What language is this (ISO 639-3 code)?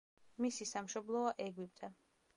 kat